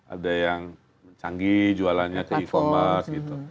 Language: Indonesian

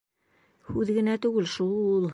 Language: Bashkir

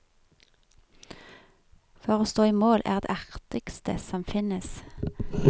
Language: Norwegian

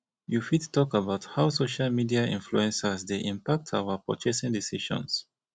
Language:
Nigerian Pidgin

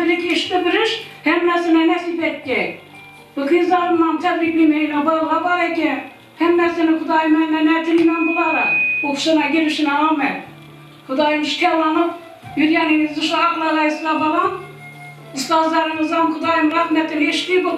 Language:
Turkish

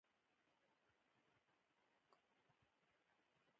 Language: Pashto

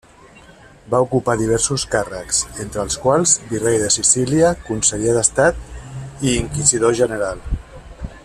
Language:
Catalan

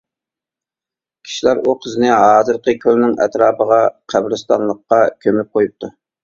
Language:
Uyghur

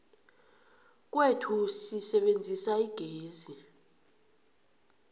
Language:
South Ndebele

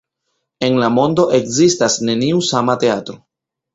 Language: Esperanto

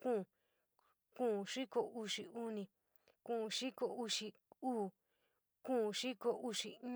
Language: San Miguel El Grande Mixtec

